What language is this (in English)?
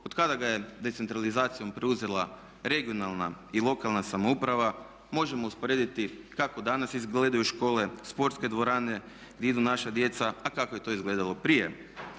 Croatian